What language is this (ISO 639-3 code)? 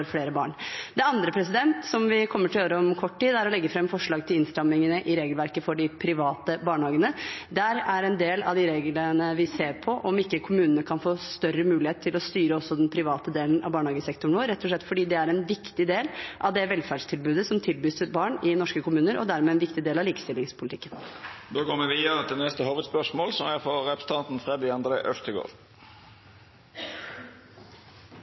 nor